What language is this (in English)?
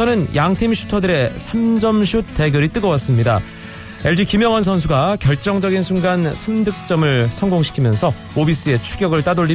Korean